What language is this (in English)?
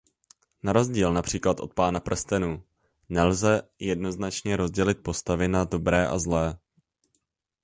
Czech